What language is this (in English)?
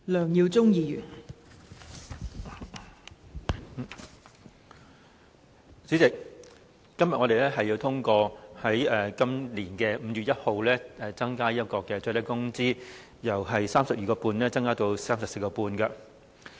Cantonese